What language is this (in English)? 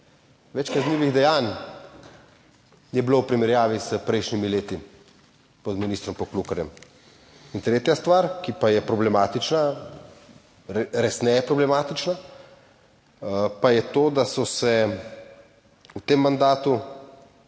Slovenian